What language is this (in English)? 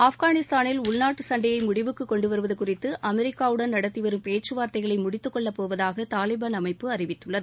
Tamil